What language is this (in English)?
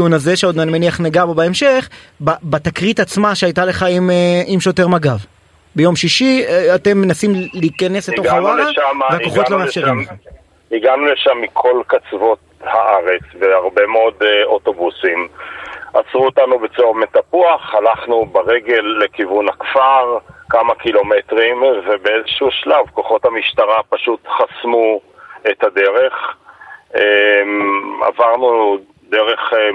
Hebrew